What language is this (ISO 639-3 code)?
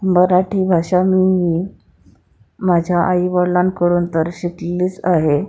mar